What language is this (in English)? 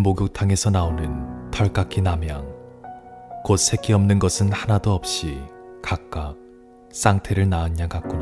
Korean